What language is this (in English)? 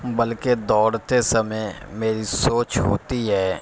Urdu